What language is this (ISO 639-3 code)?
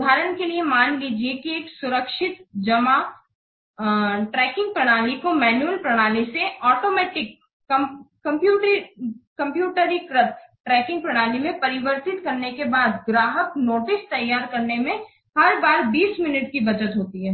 hin